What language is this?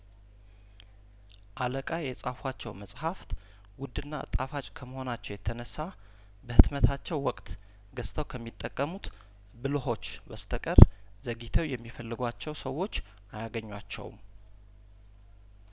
Amharic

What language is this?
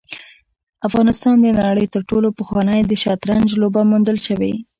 Pashto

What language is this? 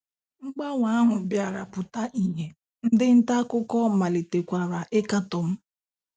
Igbo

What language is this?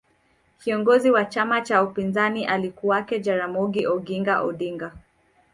Swahili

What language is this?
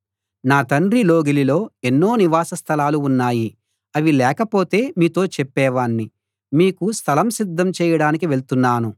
Telugu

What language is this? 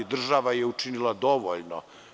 Serbian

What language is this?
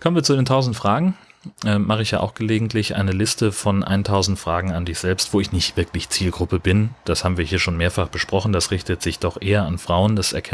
German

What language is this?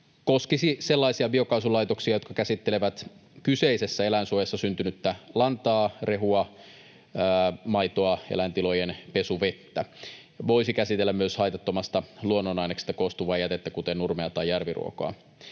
Finnish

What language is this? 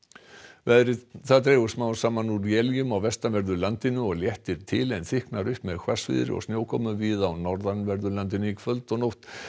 Icelandic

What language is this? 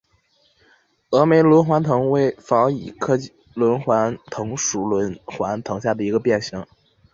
Chinese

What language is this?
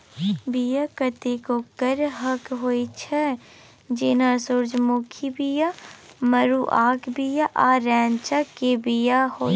Maithili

